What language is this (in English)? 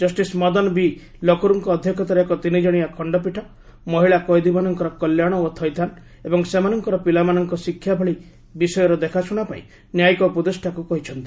Odia